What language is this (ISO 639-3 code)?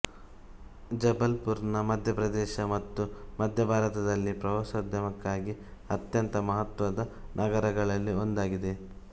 kan